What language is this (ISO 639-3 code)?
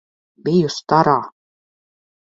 lav